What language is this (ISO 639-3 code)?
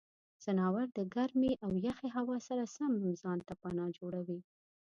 pus